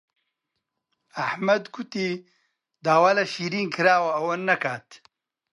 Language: Central Kurdish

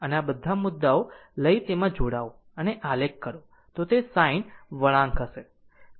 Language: Gujarati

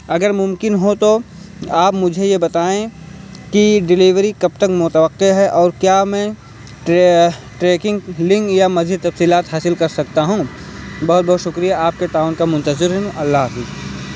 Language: Urdu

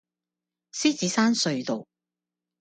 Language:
Cantonese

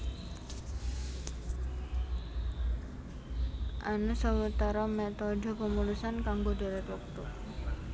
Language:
Javanese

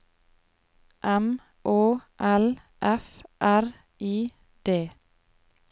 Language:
Norwegian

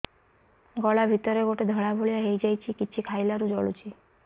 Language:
Odia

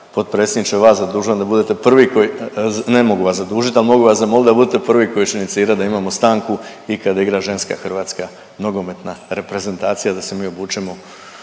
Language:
Croatian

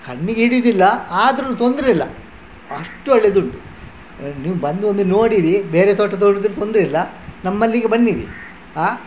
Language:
Kannada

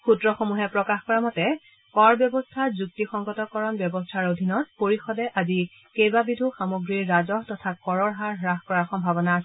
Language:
Assamese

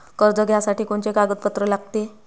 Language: Marathi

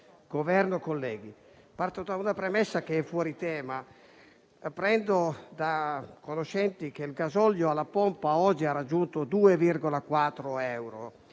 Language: Italian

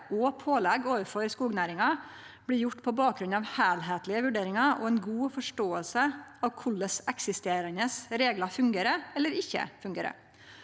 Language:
Norwegian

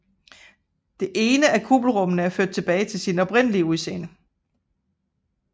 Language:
Danish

